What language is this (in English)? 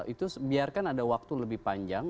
Indonesian